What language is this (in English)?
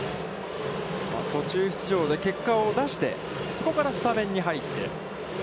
Japanese